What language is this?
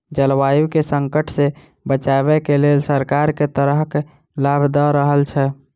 Maithili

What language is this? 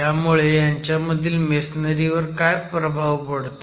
Marathi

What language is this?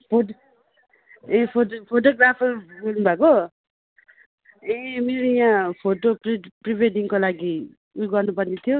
Nepali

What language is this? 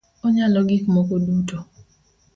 Luo (Kenya and Tanzania)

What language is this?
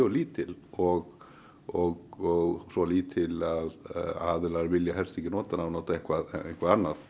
Icelandic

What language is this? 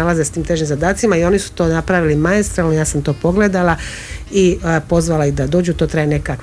Croatian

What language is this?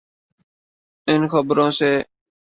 Urdu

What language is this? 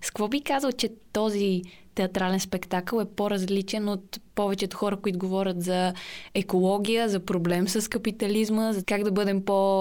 Bulgarian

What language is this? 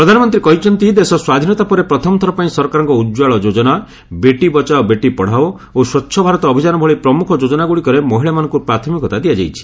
Odia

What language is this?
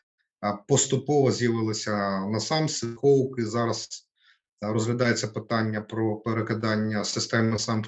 Ukrainian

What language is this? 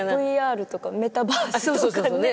Japanese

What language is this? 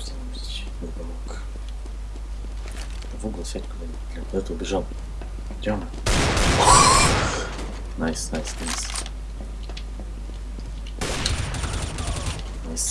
Russian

